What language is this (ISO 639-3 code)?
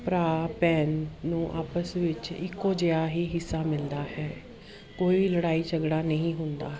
pan